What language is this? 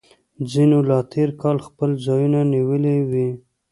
Pashto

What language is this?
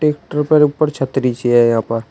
Hindi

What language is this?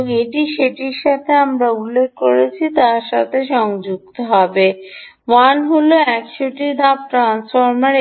Bangla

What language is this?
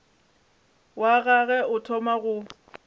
Northern Sotho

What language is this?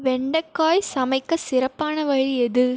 Tamil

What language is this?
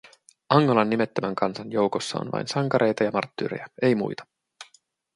Finnish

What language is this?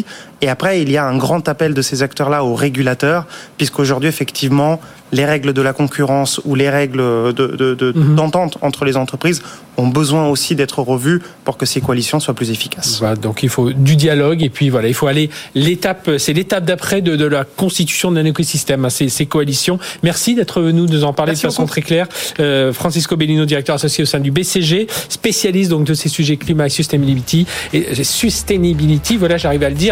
French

